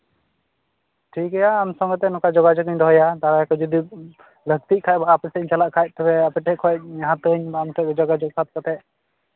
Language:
Santali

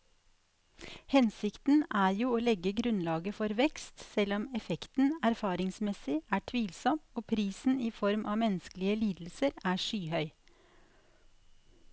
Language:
Norwegian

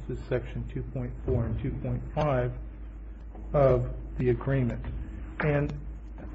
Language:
English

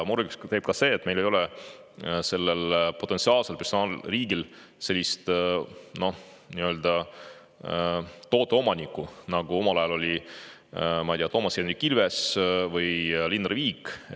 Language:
Estonian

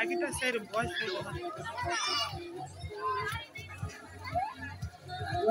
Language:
English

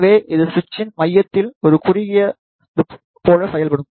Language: Tamil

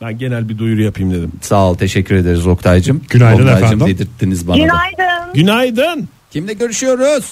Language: Turkish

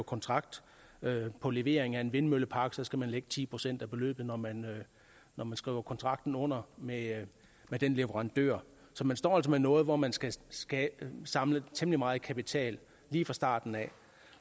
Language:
Danish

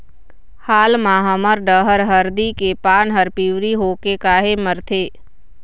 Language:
Chhattisgarhi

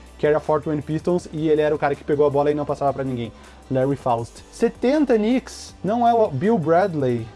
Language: Portuguese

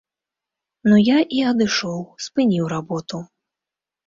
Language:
Belarusian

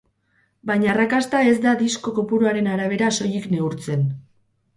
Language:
Basque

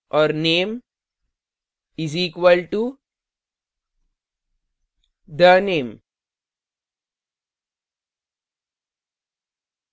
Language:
Hindi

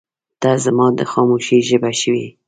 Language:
Pashto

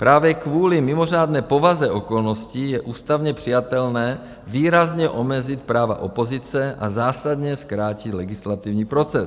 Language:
Czech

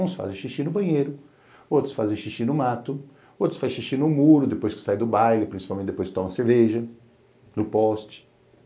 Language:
Portuguese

